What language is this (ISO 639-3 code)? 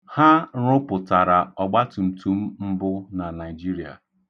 ibo